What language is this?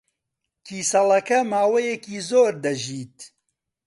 Central Kurdish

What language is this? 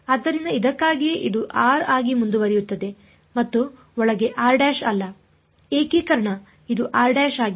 Kannada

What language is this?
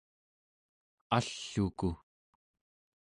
Central Yupik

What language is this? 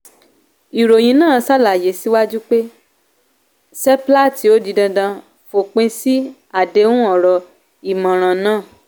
Yoruba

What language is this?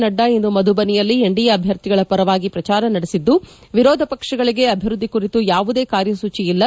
Kannada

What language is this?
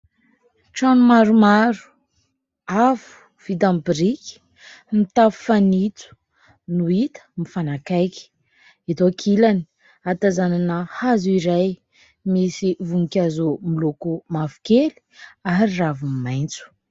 Malagasy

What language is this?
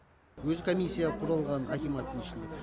Kazakh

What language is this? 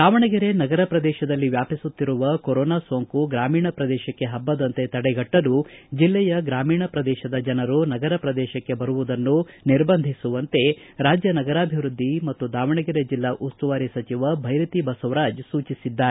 Kannada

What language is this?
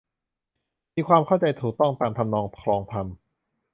Thai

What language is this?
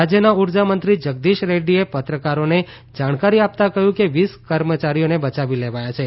Gujarati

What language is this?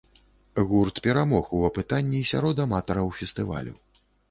Belarusian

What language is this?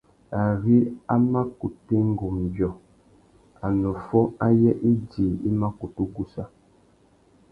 Tuki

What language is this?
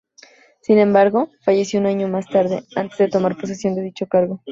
Spanish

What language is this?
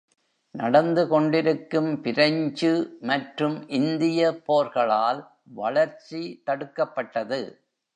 Tamil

